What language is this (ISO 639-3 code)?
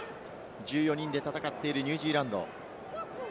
jpn